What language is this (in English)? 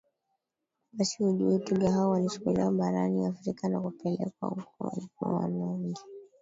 Swahili